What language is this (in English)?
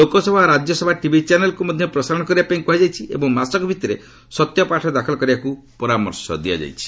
Odia